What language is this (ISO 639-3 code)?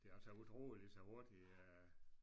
dan